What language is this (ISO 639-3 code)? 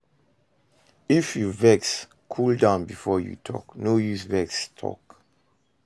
pcm